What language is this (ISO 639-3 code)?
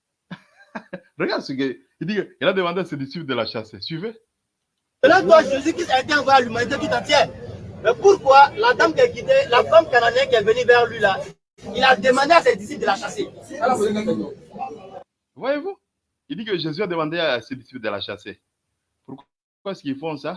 fra